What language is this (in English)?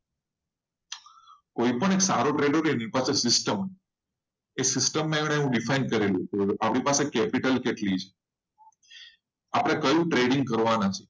Gujarati